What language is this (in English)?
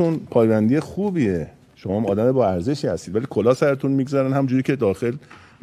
Persian